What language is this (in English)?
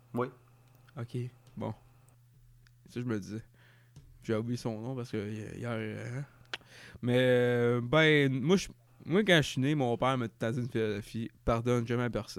French